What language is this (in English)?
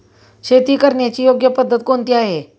Marathi